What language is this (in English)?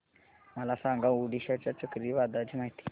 Marathi